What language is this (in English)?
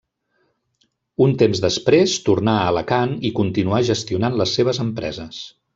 Catalan